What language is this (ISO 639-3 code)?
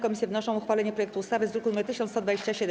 pol